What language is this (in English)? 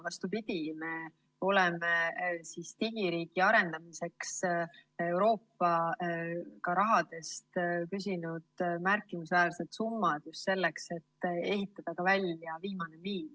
Estonian